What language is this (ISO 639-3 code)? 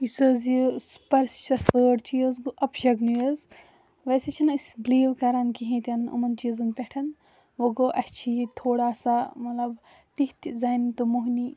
kas